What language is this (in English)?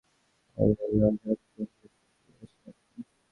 Bangla